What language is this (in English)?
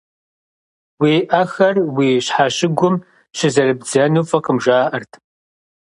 Kabardian